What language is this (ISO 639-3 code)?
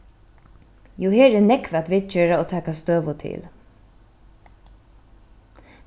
fao